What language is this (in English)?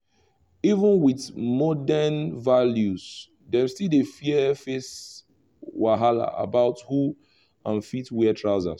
Nigerian Pidgin